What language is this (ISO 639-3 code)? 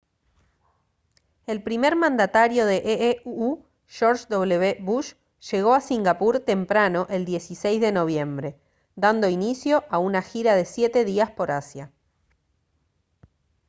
spa